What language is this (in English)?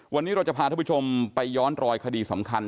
Thai